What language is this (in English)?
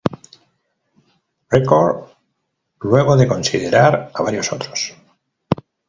Spanish